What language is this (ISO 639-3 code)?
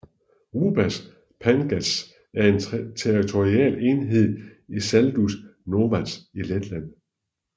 dan